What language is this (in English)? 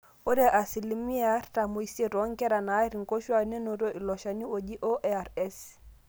Masai